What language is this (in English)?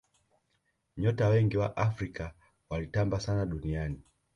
Swahili